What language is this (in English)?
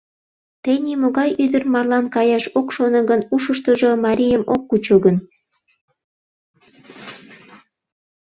Mari